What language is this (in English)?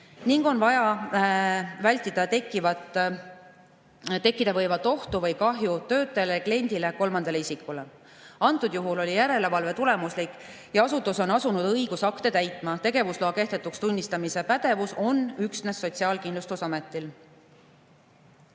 Estonian